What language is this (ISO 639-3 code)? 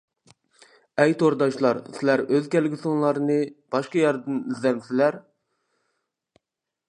uig